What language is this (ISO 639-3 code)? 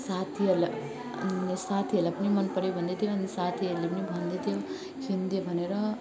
nep